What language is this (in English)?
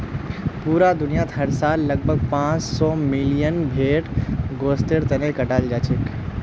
Magahi